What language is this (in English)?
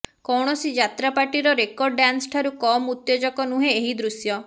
Odia